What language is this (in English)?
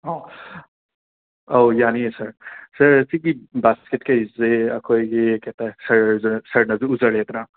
Manipuri